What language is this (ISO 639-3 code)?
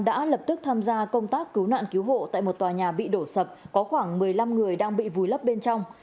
vie